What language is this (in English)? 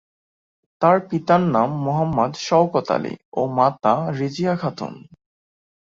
Bangla